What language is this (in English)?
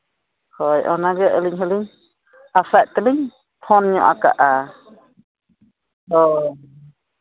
Santali